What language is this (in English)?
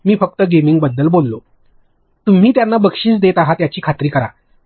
Marathi